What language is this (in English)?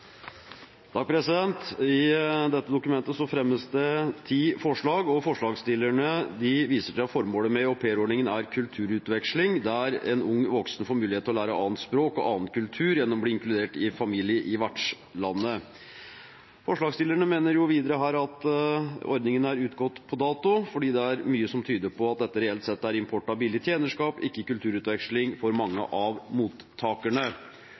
Norwegian Bokmål